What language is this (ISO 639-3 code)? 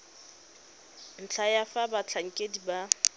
tsn